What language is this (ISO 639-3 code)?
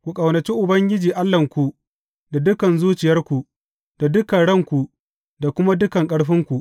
hau